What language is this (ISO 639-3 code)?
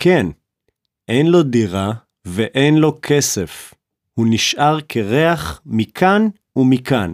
heb